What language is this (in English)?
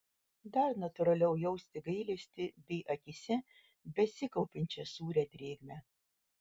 Lithuanian